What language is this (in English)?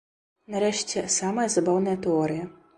Belarusian